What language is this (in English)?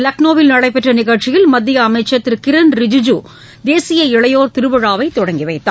Tamil